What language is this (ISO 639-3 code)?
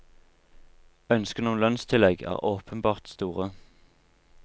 nor